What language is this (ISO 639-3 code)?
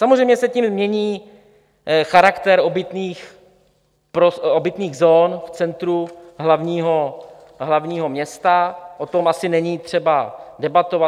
ces